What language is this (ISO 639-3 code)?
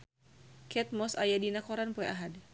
sun